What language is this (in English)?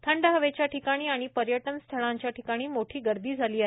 Marathi